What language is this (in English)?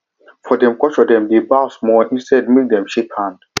Nigerian Pidgin